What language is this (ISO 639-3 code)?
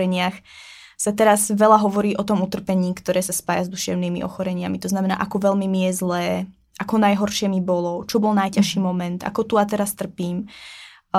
ces